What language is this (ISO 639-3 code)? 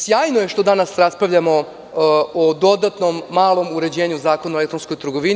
srp